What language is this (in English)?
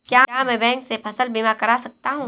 Hindi